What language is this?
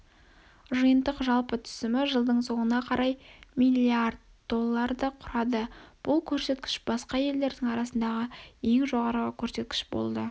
Kazakh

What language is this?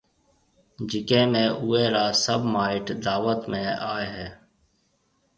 Marwari (Pakistan)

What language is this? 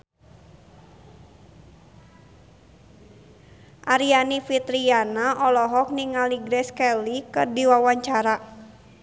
Sundanese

